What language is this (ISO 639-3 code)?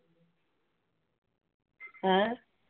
pan